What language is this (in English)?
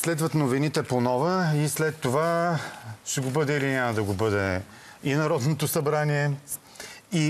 Bulgarian